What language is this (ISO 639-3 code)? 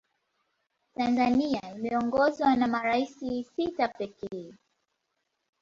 swa